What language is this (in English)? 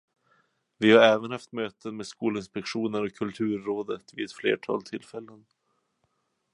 Swedish